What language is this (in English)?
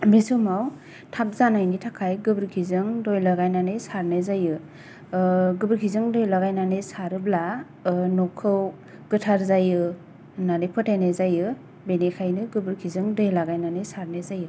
Bodo